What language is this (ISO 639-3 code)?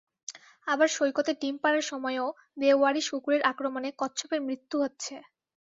ben